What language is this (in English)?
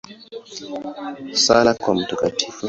Swahili